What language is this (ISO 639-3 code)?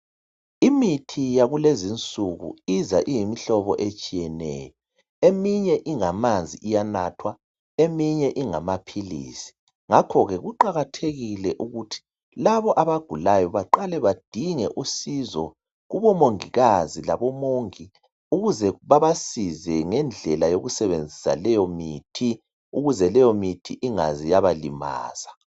nde